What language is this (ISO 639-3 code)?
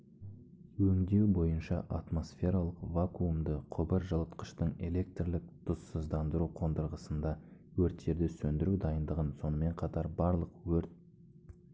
kaz